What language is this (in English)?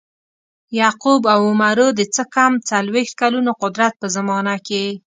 Pashto